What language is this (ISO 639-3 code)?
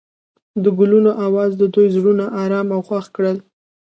pus